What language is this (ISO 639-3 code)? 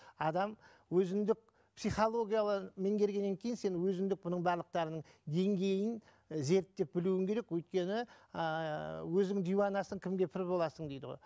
kaz